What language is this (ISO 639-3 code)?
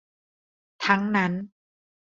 tha